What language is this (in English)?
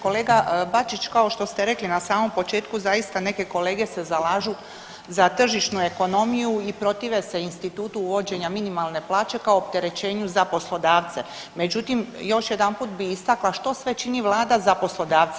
Croatian